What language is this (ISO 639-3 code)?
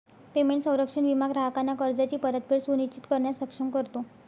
mar